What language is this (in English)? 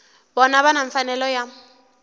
Tsonga